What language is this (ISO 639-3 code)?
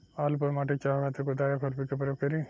bho